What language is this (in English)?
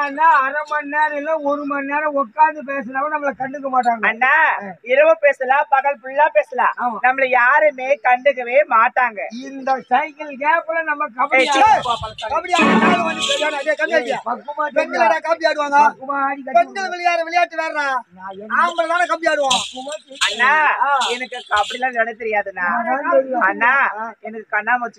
Arabic